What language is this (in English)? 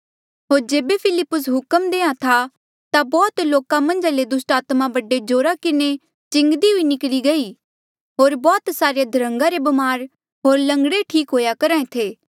Mandeali